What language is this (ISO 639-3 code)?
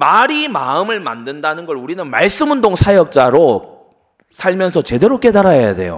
kor